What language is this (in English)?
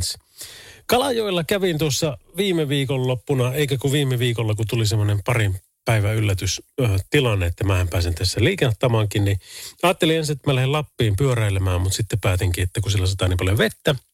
Finnish